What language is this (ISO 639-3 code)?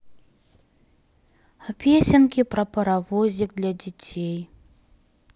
rus